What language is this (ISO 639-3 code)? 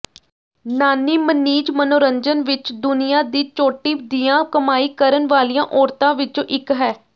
pan